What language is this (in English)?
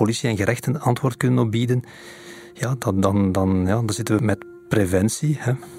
Dutch